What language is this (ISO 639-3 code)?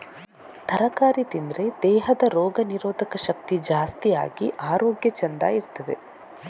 kan